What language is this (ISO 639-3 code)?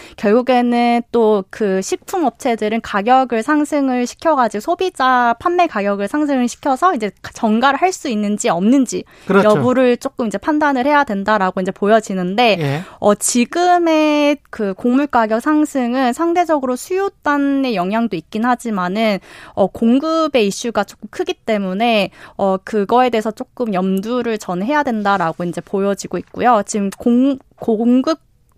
kor